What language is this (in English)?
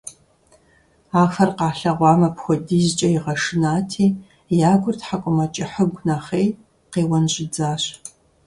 Kabardian